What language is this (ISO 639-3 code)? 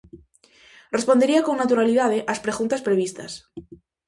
glg